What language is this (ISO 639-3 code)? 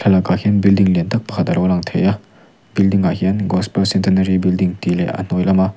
lus